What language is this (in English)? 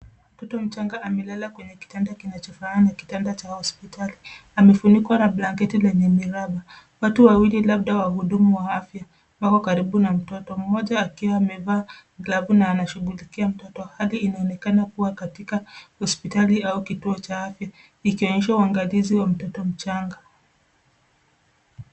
Swahili